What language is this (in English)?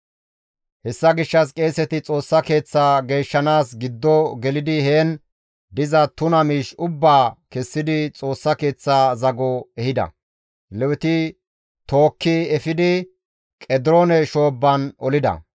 Gamo